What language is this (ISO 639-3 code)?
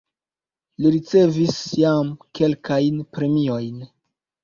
epo